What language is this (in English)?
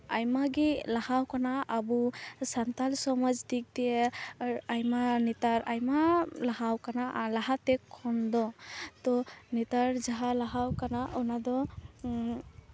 Santali